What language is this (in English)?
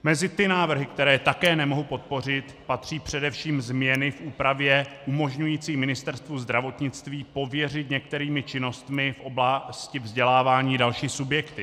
Czech